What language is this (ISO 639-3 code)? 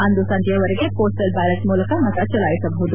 kan